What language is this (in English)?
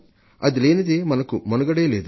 Telugu